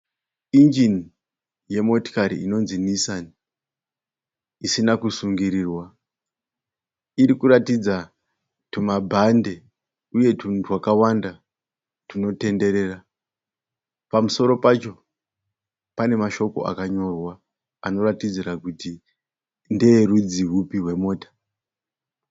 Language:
Shona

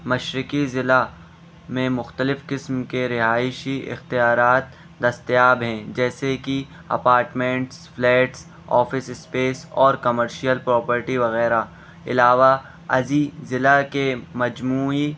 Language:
Urdu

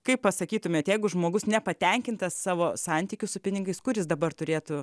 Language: Lithuanian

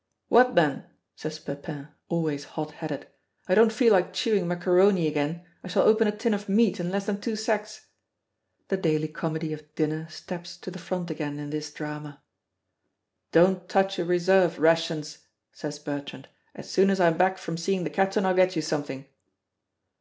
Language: English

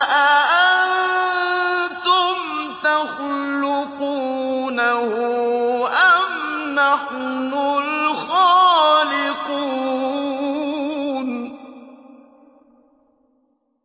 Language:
Arabic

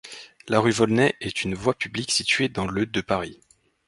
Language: French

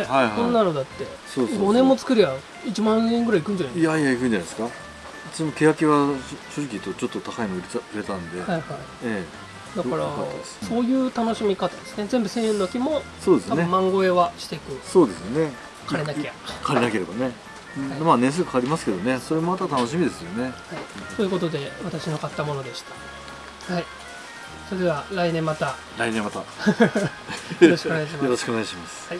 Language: Japanese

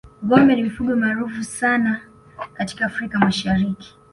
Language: Swahili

